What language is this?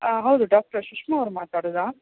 Kannada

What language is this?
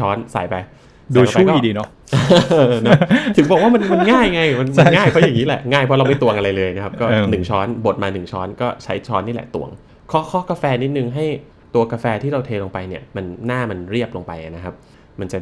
Thai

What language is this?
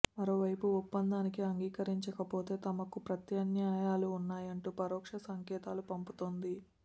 Telugu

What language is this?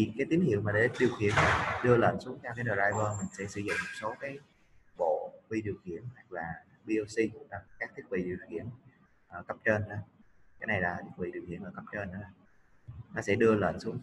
Vietnamese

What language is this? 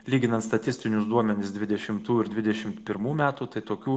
Lithuanian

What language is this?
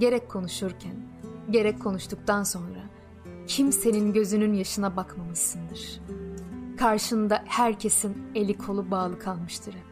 Turkish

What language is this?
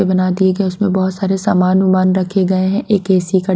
Hindi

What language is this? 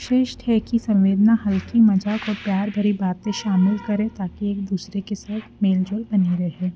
Hindi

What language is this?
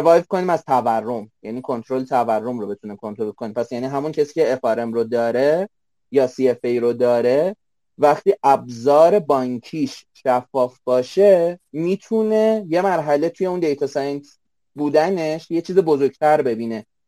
Persian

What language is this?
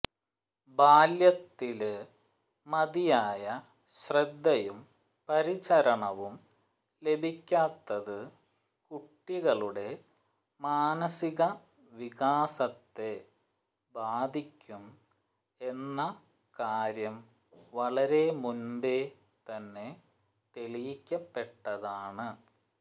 Malayalam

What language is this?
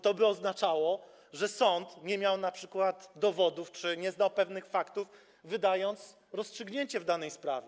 Polish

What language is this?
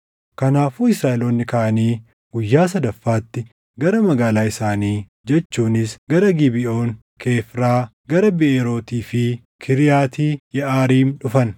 Oromo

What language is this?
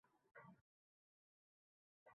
Uzbek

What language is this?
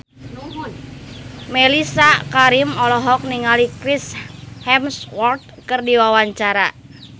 Sundanese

